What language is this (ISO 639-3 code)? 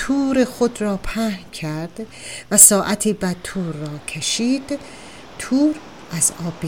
fas